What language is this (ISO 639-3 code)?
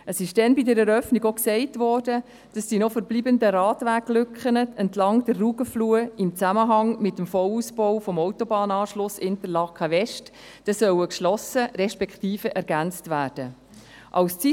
gsw